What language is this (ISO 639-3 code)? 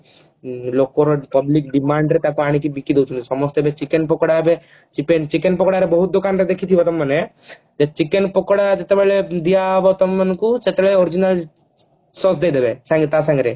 ori